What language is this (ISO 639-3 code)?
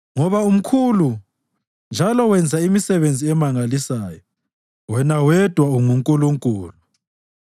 nde